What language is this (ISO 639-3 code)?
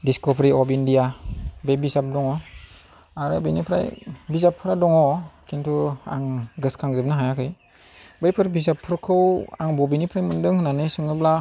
brx